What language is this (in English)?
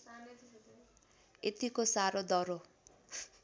Nepali